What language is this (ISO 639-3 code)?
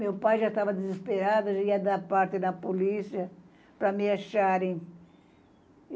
por